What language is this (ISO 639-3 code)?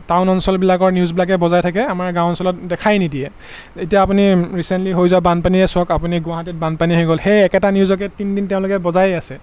asm